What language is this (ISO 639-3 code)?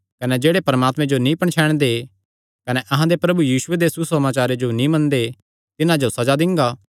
xnr